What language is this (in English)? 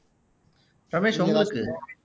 Tamil